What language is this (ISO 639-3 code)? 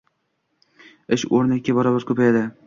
uzb